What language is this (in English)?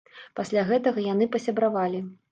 Belarusian